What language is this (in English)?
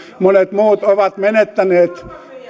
Finnish